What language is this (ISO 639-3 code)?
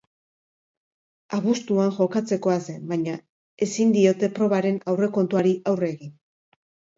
eus